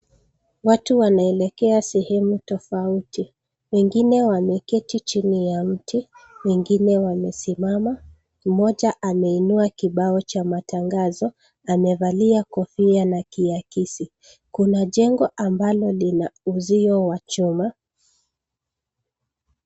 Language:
Swahili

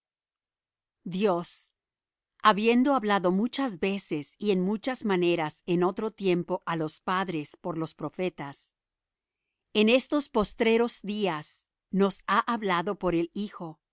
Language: Spanish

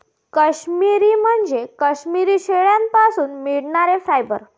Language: Marathi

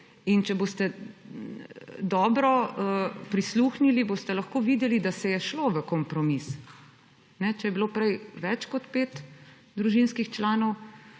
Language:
Slovenian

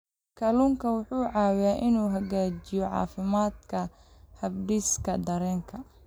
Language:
Somali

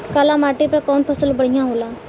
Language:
Bhojpuri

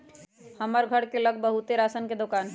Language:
Magahi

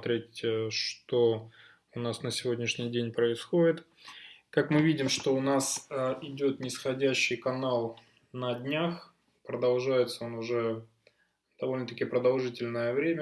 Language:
Russian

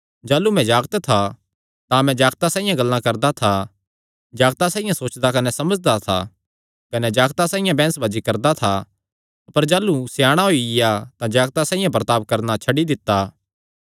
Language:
Kangri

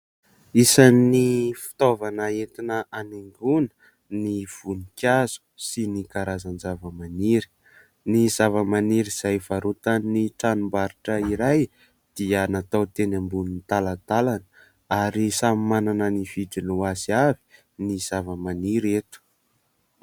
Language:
Malagasy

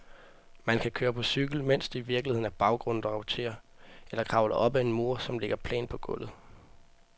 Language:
Danish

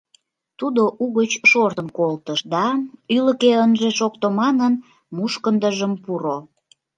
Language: Mari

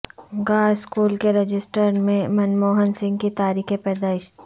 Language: Urdu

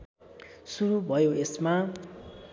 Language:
Nepali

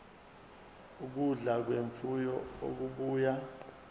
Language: Zulu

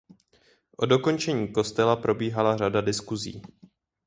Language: Czech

